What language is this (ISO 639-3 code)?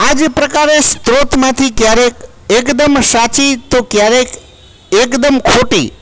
guj